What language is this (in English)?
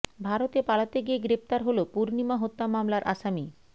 Bangla